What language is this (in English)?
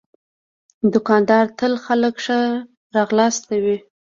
Pashto